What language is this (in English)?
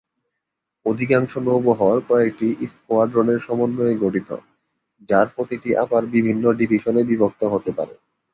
Bangla